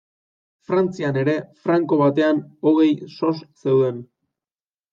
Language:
Basque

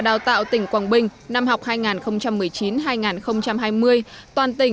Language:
Vietnamese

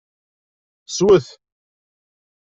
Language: Kabyle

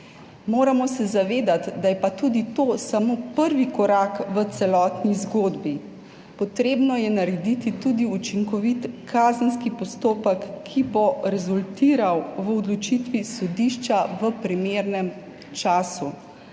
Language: Slovenian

